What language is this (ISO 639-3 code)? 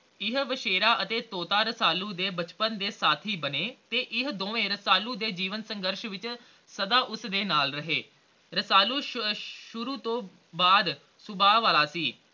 pan